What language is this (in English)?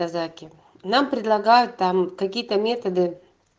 Russian